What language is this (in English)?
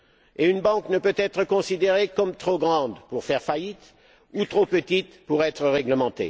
French